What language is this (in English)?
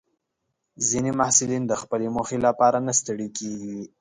Pashto